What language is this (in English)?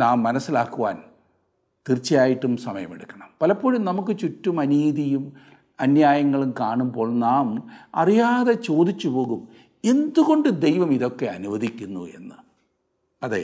Malayalam